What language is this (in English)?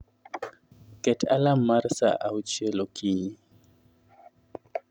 Luo (Kenya and Tanzania)